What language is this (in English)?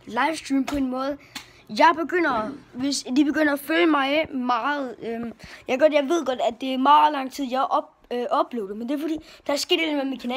Danish